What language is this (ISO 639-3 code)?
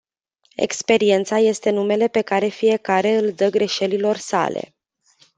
ron